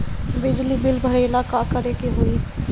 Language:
Bhojpuri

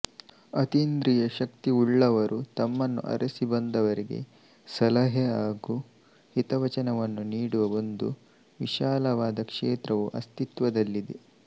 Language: Kannada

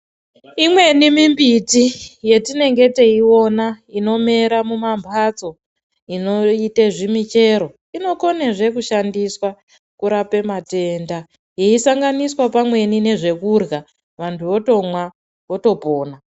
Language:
Ndau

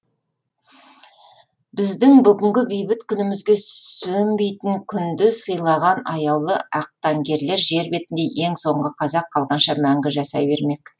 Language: Kazakh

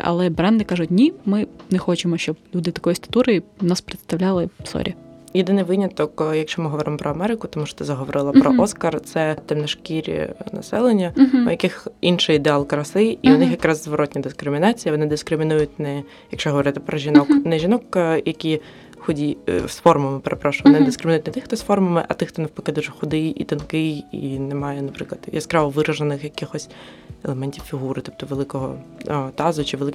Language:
Ukrainian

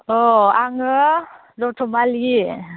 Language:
Bodo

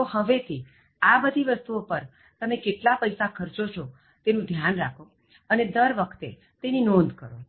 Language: Gujarati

